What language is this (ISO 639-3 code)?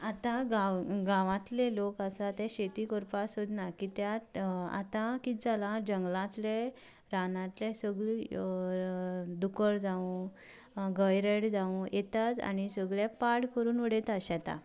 kok